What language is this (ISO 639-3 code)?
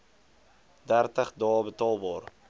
afr